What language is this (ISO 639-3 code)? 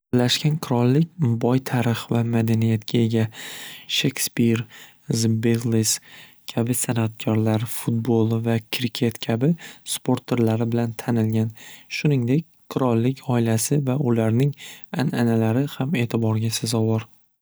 uzb